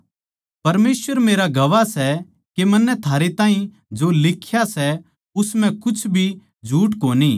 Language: Haryanvi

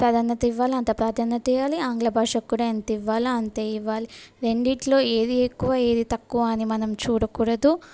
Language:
Telugu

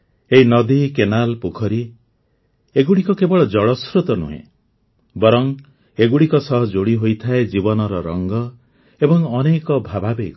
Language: Odia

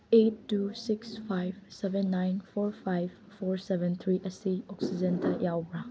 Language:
Manipuri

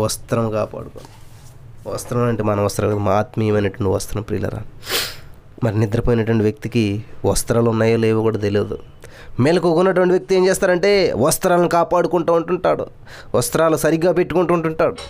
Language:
Telugu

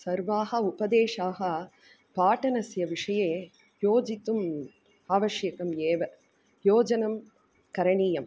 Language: Sanskrit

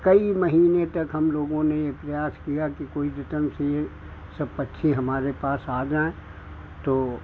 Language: Hindi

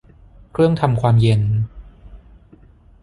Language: Thai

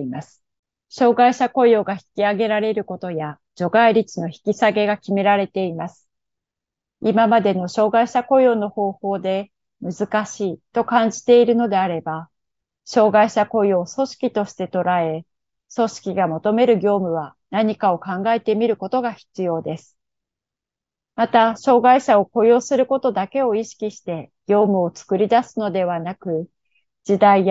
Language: Japanese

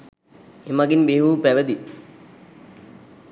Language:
Sinhala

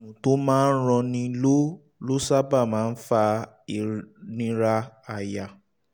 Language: Yoruba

